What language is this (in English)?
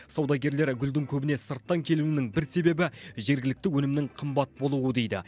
Kazakh